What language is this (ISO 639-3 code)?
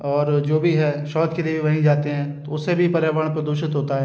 hin